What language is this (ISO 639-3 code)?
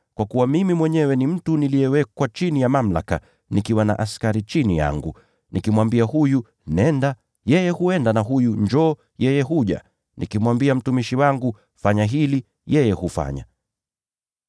swa